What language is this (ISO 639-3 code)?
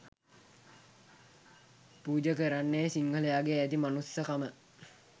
sin